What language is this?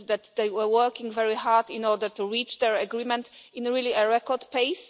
English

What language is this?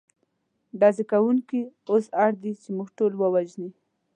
Pashto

